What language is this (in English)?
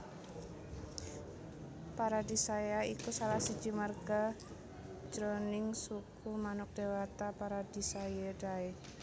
Javanese